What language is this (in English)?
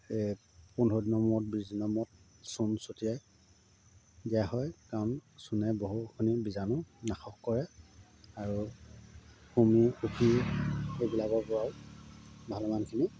Assamese